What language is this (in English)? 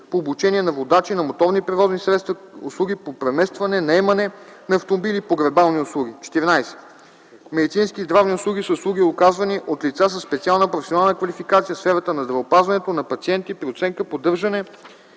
Bulgarian